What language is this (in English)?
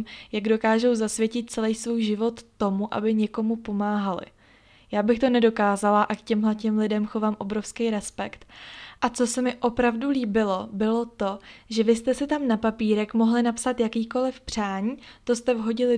Czech